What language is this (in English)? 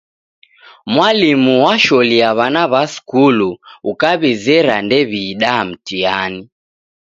Taita